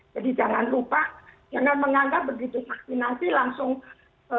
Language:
Indonesian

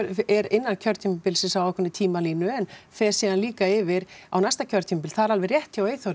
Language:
Icelandic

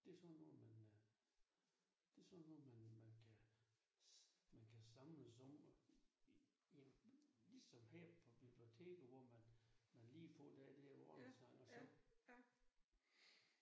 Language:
Danish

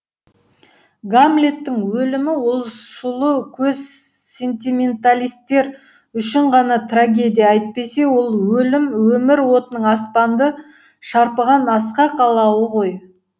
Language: Kazakh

